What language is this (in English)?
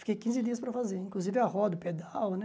Portuguese